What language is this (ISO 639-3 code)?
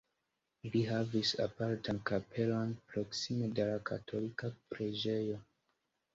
epo